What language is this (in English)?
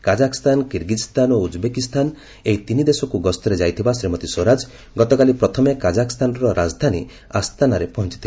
Odia